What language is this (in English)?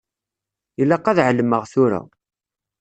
Kabyle